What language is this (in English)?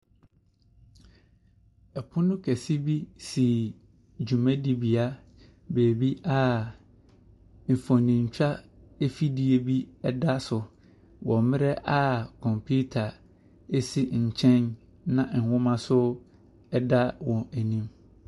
Akan